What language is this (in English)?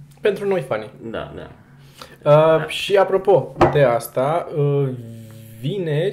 Romanian